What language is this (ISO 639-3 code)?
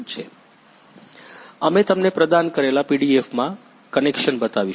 guj